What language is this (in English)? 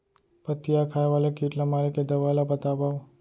Chhattisgarhi